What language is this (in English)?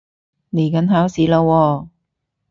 Cantonese